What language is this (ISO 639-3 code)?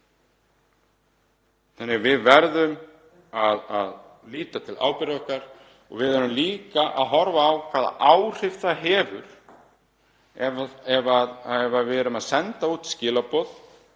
isl